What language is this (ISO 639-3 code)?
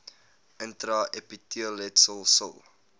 afr